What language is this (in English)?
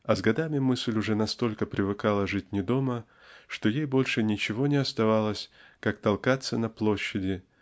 Russian